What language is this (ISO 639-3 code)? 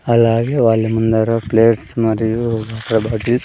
tel